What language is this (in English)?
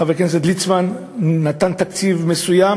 Hebrew